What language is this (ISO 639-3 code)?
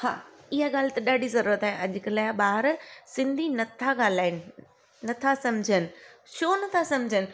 snd